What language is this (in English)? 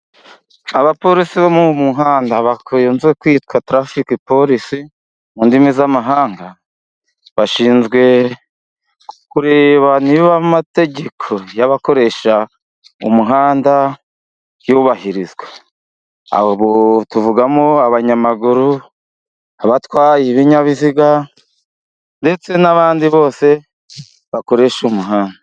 Kinyarwanda